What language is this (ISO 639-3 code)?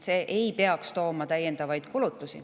est